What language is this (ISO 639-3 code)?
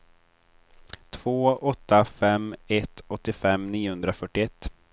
swe